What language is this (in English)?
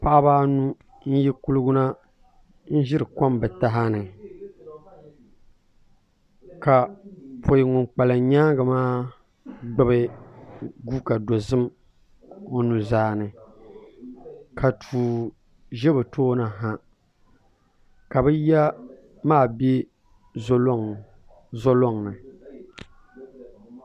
Dagbani